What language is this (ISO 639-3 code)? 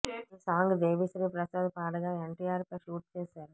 tel